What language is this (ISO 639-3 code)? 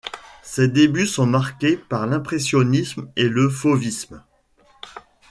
fra